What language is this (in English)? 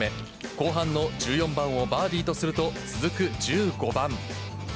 Japanese